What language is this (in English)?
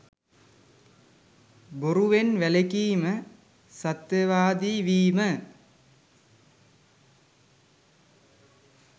Sinhala